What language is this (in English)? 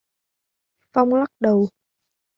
Vietnamese